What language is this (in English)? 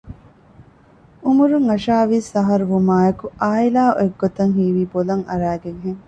Divehi